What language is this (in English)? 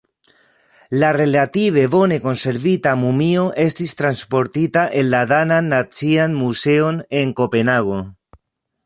Esperanto